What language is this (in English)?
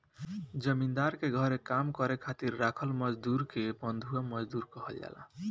Bhojpuri